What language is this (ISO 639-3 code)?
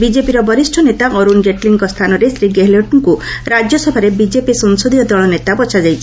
ori